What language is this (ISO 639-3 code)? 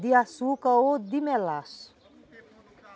por